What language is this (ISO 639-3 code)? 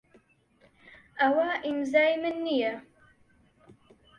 ckb